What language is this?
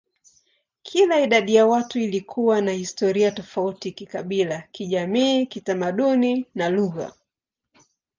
Swahili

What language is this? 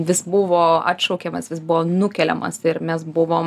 Lithuanian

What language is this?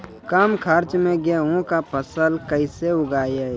Maithili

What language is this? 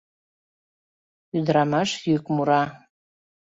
Mari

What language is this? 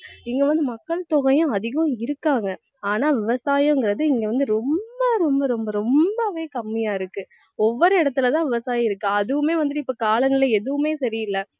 Tamil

